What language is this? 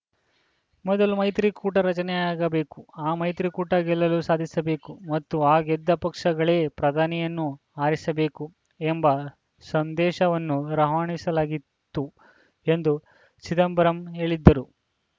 Kannada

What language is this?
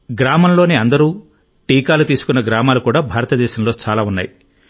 Telugu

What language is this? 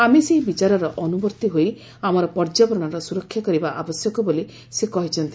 Odia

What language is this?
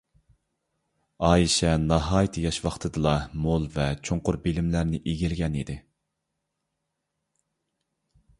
Uyghur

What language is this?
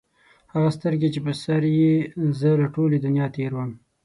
Pashto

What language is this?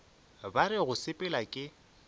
Northern Sotho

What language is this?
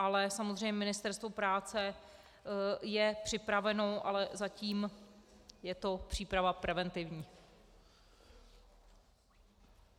Czech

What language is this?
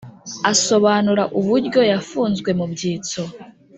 Kinyarwanda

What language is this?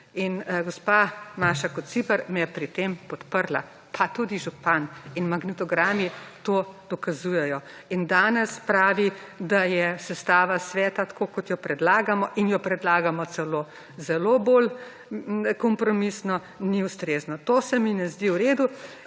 Slovenian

